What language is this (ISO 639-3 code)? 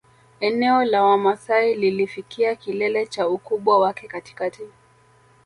swa